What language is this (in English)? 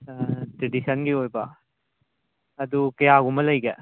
Manipuri